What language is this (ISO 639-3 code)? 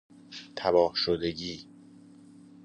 fas